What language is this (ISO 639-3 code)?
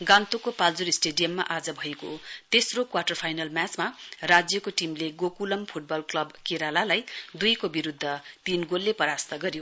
nep